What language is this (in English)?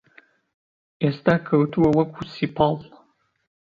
Central Kurdish